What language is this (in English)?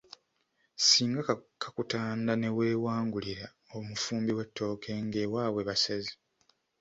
Ganda